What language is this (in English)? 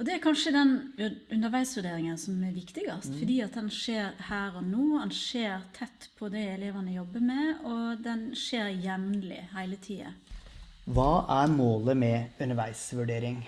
Norwegian